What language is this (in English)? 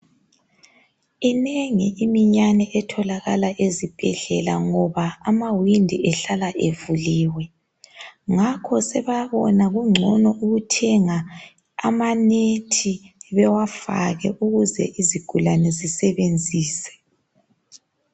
North Ndebele